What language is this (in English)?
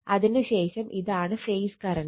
Malayalam